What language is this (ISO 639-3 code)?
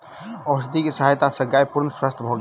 mai